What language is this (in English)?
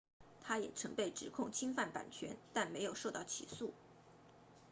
Chinese